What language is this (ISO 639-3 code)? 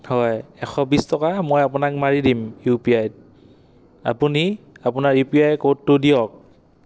asm